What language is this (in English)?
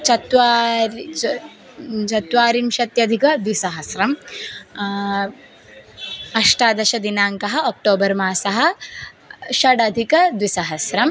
Sanskrit